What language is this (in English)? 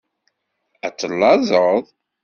Kabyle